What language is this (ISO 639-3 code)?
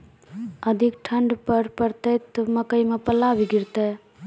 mai